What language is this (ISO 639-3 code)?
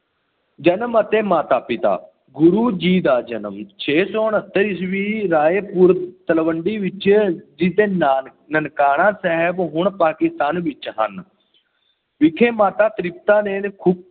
pan